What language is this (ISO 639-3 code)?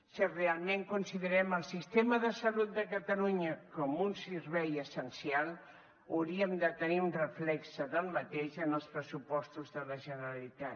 cat